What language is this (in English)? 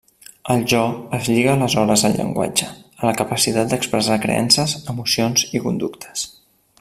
Catalan